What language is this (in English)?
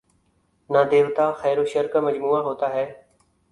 Urdu